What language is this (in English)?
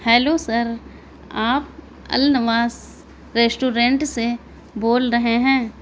Urdu